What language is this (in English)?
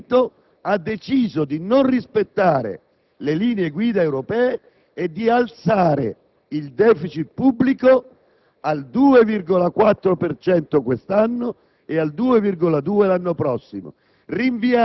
Italian